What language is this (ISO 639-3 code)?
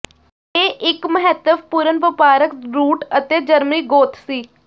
pan